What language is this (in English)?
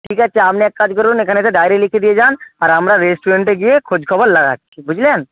Bangla